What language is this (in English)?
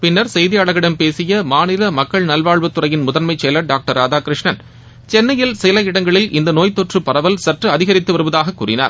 Tamil